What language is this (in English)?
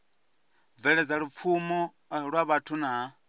Venda